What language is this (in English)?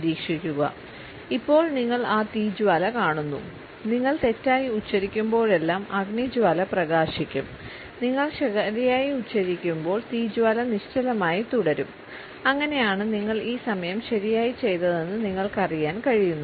Malayalam